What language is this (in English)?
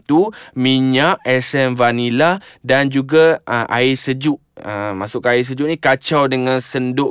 Malay